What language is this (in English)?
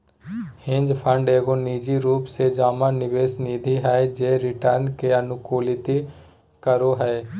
Magahi